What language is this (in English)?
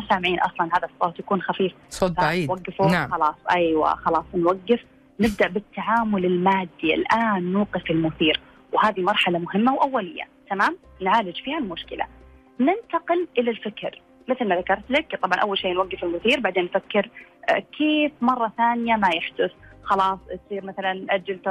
Arabic